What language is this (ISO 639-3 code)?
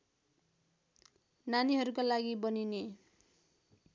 nep